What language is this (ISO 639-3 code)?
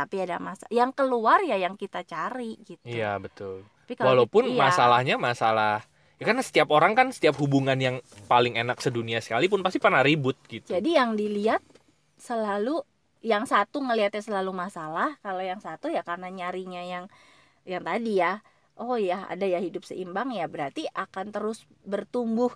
ind